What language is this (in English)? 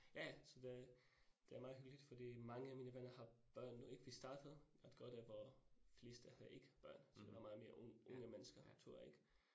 Danish